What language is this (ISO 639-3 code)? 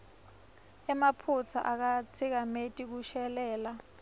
ssw